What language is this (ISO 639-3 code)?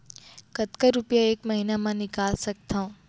hne